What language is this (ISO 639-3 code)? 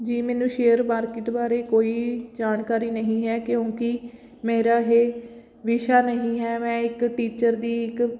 pan